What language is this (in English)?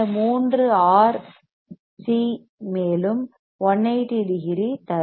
Tamil